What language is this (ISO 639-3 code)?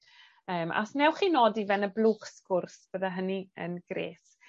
cym